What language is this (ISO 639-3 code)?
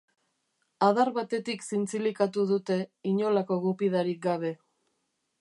eus